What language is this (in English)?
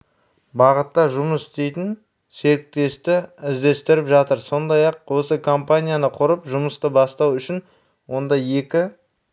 Kazakh